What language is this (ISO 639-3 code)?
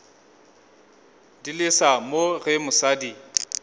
nso